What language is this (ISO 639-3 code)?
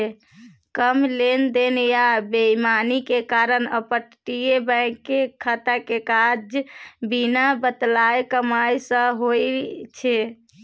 mai